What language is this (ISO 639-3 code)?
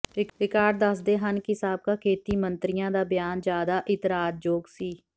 pan